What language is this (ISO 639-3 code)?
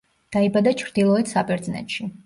kat